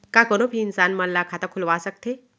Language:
Chhattisgarhi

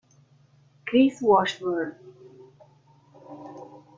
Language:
Italian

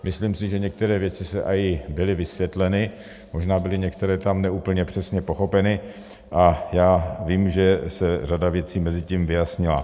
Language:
Czech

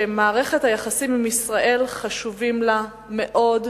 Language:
Hebrew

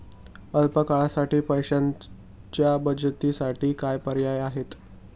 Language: Marathi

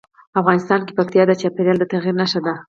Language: Pashto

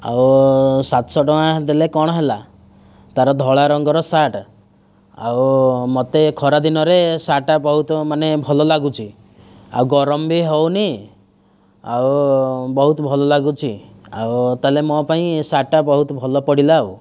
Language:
Odia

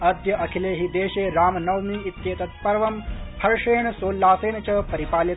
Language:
Sanskrit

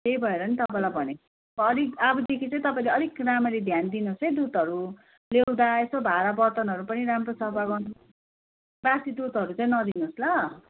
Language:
Nepali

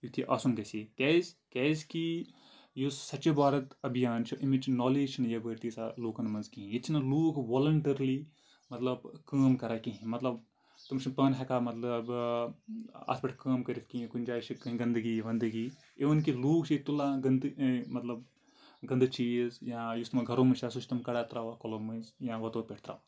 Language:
Kashmiri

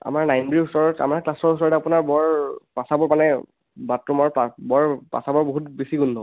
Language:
Assamese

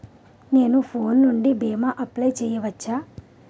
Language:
Telugu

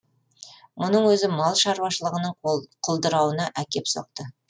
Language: Kazakh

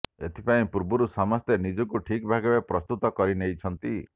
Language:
Odia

